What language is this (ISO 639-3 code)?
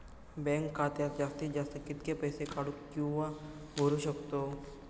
mar